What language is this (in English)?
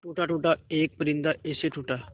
Hindi